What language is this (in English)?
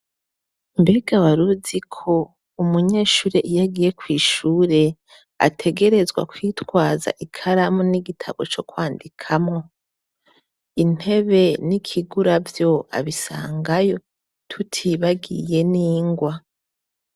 Rundi